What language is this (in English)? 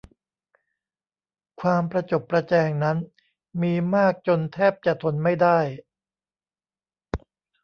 Thai